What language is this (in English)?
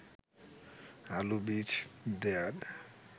Bangla